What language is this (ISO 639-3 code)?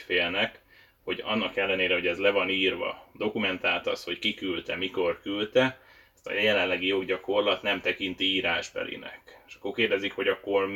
hun